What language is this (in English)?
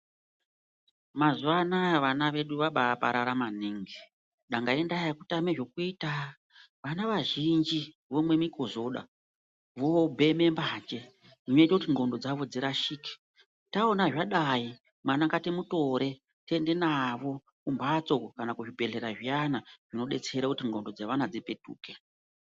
Ndau